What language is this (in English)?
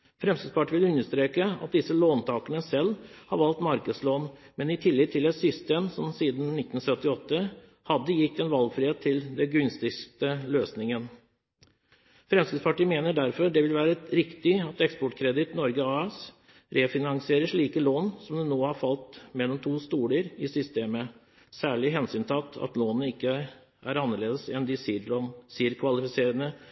Norwegian Bokmål